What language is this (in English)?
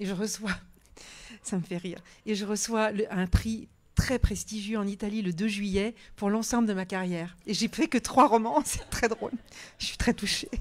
French